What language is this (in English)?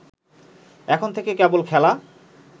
Bangla